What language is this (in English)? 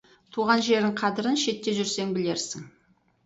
Kazakh